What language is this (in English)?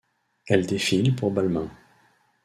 French